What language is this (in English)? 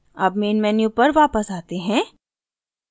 Hindi